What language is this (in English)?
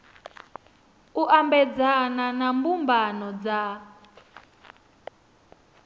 Venda